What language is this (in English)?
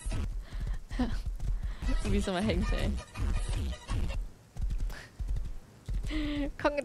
German